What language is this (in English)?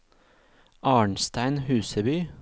Norwegian